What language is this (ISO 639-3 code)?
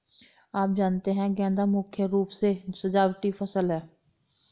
hin